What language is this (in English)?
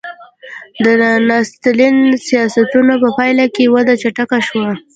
Pashto